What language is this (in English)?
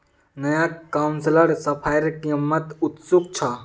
Magahi